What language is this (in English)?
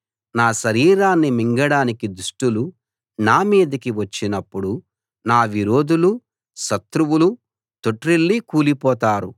Telugu